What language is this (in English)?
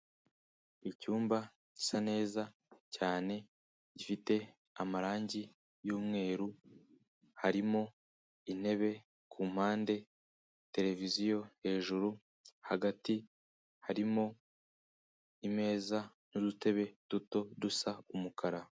Kinyarwanda